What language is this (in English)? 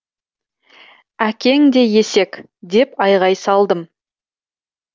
Kazakh